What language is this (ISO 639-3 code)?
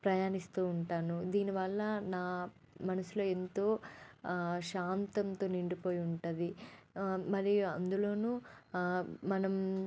tel